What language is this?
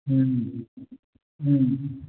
Manipuri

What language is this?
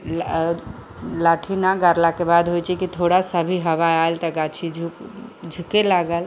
Maithili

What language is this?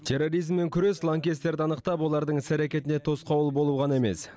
Kazakh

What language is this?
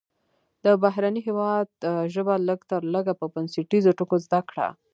Pashto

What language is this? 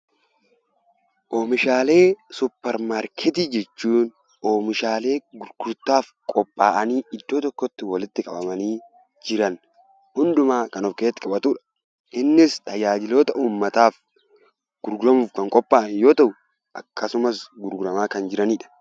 Oromo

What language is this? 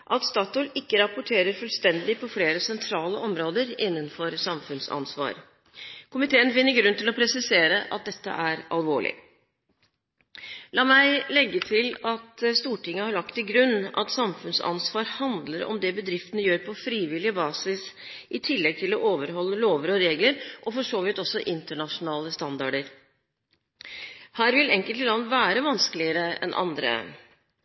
Norwegian Bokmål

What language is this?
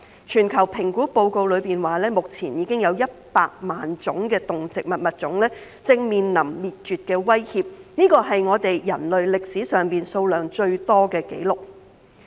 Cantonese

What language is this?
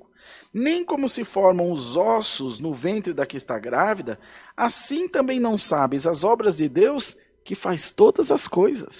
Portuguese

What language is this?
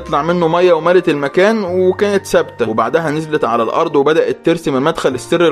Arabic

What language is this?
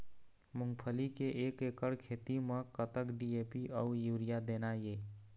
Chhattisgarhi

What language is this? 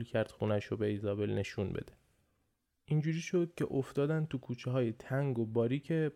Persian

